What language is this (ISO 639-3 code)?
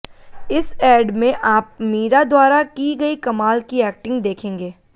hin